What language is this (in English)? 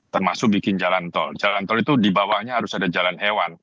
Indonesian